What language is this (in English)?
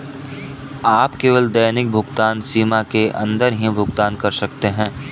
Hindi